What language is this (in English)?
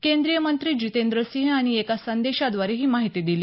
Marathi